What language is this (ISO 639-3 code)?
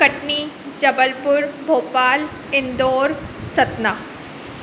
snd